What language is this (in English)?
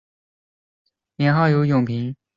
Chinese